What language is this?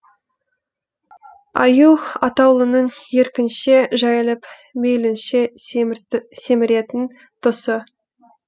Kazakh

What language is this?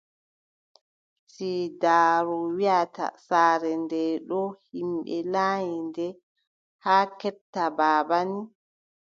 Adamawa Fulfulde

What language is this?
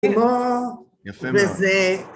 Hebrew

